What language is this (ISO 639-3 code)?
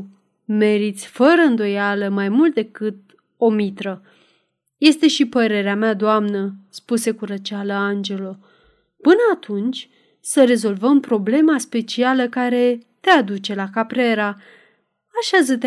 ron